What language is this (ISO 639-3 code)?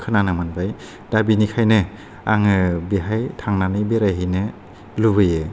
brx